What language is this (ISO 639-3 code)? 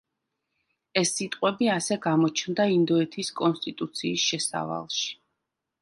kat